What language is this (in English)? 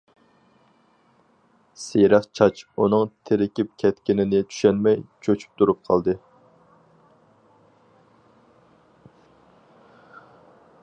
Uyghur